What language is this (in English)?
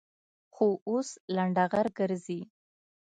Pashto